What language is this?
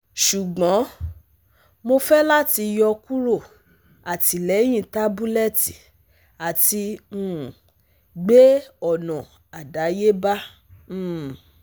Yoruba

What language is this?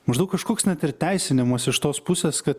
Lithuanian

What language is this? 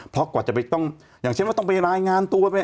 Thai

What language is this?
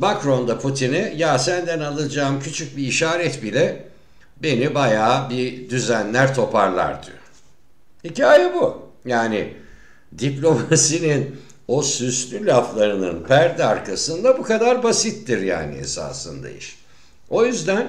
Turkish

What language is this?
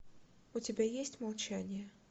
Russian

